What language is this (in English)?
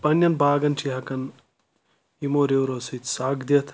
Kashmiri